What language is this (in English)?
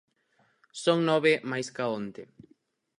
Galician